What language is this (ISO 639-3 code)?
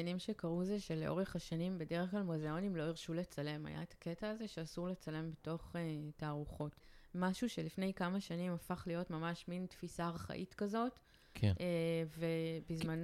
heb